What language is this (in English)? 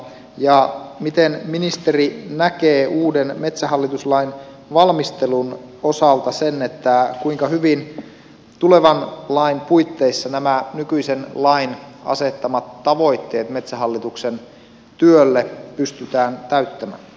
Finnish